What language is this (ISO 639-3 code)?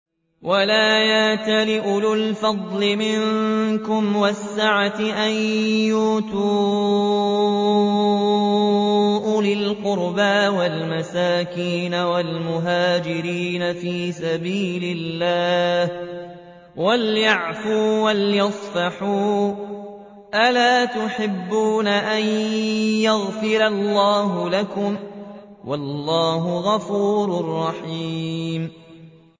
ara